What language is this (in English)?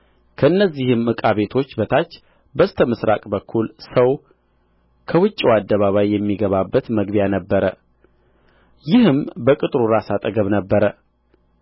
Amharic